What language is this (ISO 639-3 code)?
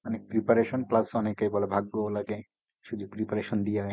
ben